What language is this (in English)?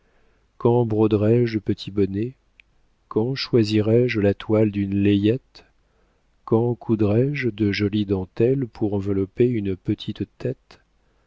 French